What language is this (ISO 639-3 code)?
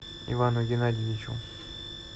rus